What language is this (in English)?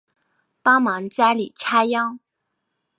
Chinese